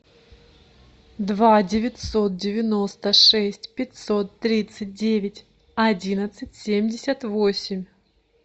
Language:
Russian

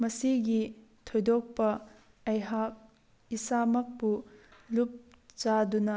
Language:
Manipuri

